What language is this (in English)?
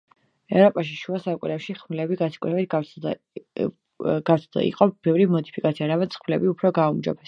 Georgian